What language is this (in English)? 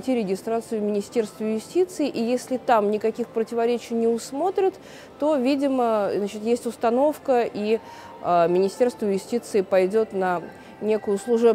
Russian